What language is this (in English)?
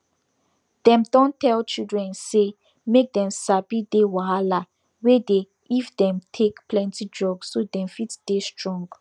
Nigerian Pidgin